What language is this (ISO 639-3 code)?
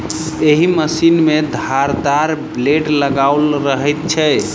mai